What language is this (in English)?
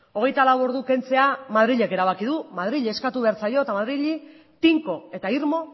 Basque